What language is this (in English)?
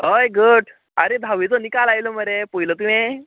Konkani